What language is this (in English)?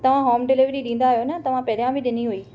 Sindhi